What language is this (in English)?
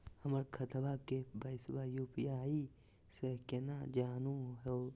Magahi